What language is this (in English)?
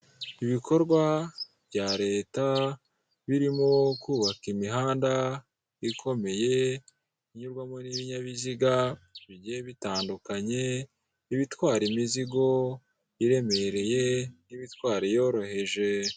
Kinyarwanda